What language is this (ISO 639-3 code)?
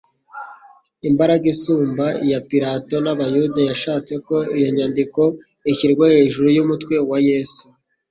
kin